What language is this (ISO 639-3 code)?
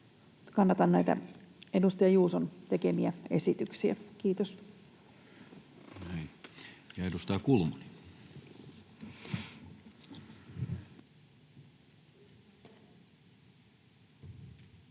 fin